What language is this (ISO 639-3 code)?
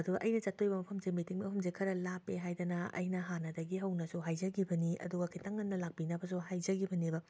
mni